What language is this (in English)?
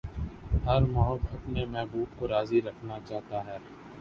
Urdu